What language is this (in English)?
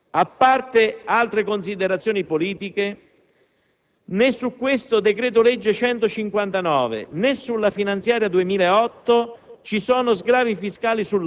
Italian